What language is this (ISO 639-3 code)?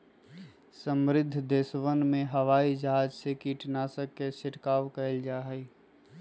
mag